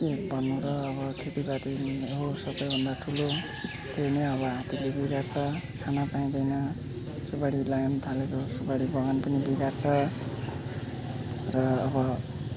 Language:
Nepali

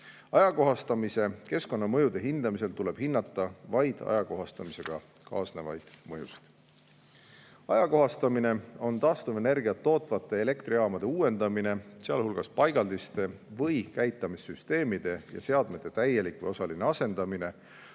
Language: Estonian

